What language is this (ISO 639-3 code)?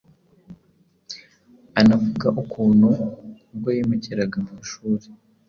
kin